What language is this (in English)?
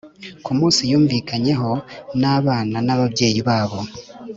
Kinyarwanda